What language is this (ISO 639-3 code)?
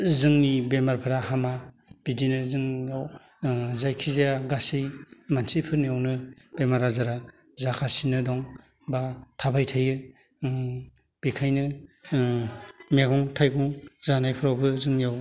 brx